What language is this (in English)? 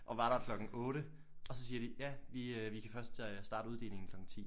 Danish